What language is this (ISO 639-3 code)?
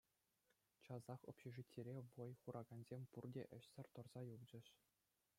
chv